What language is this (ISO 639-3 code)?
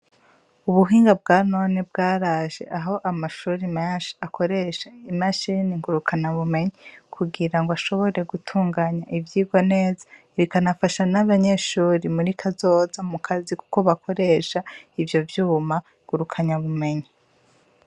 run